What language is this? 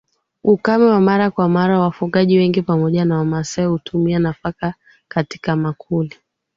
Swahili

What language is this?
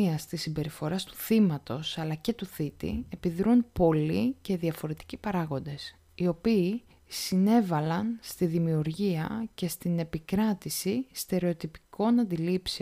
Greek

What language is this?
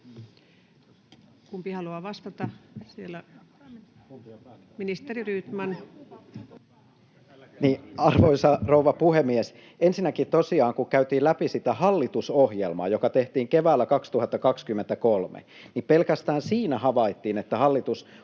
Finnish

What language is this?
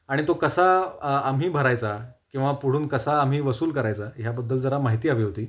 Marathi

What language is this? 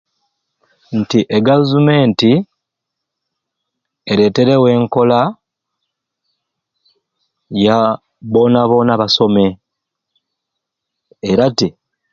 Ruuli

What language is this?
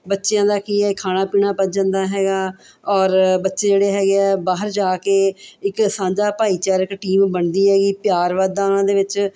Punjabi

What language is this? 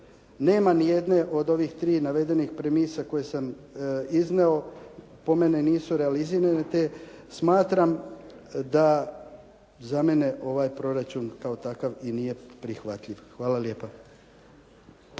Croatian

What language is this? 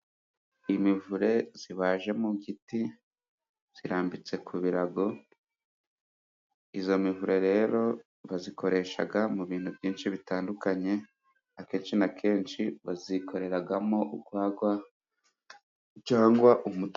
Kinyarwanda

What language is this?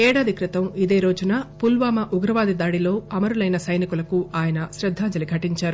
Telugu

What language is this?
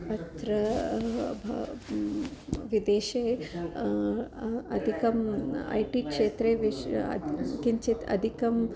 Sanskrit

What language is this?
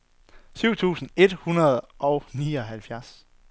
Danish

